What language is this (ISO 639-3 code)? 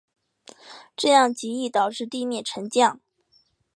zho